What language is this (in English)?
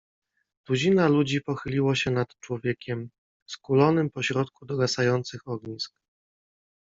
Polish